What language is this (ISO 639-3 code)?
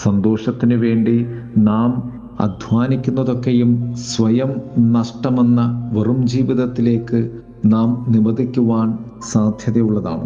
mal